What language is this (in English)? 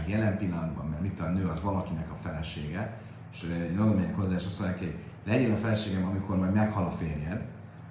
Hungarian